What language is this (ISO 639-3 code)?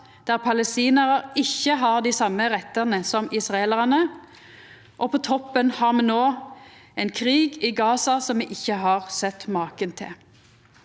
nor